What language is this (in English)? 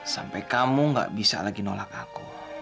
Indonesian